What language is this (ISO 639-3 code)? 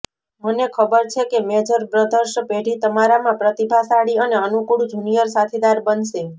guj